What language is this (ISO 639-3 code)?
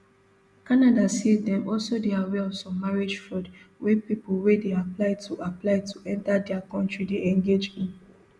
pcm